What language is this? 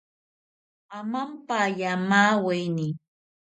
South Ucayali Ashéninka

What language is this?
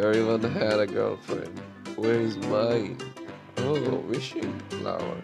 English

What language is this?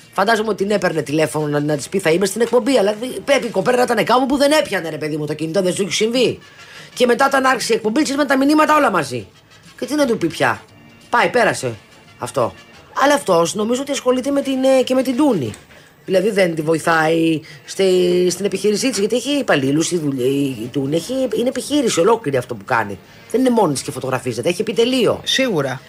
Greek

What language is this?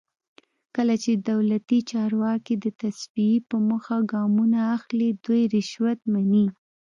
Pashto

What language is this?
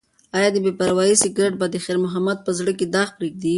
Pashto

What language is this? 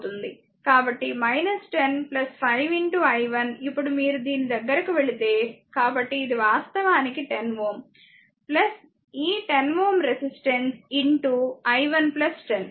Telugu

